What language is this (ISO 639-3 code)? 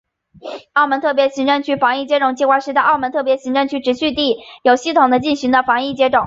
zho